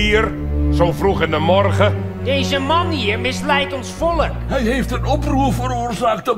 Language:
Dutch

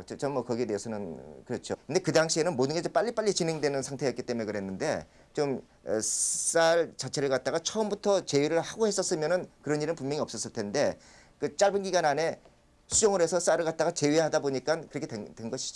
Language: Korean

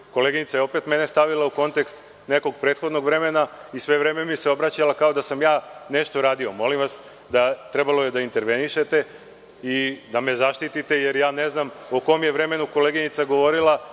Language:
Serbian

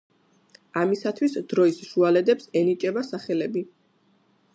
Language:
Georgian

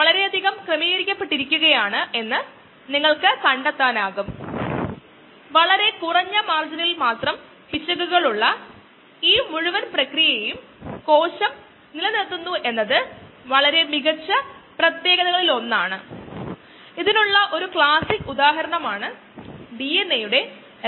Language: Malayalam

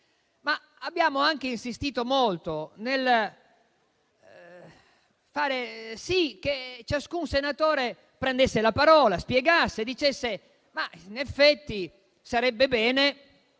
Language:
Italian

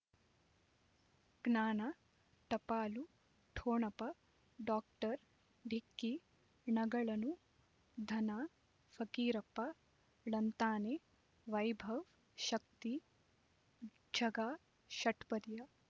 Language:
Kannada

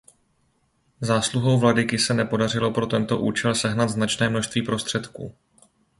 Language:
Czech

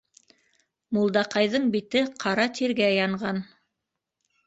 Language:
Bashkir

